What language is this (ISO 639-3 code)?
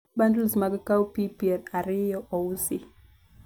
luo